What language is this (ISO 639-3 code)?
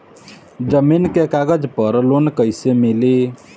bho